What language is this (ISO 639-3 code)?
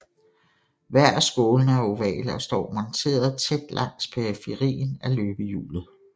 dan